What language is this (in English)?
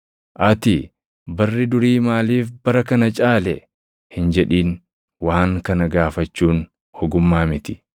Oromo